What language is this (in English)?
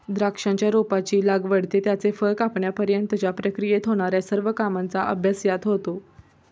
Marathi